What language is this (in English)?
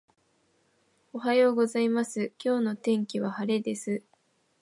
Japanese